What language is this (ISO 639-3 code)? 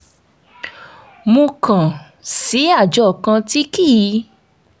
yor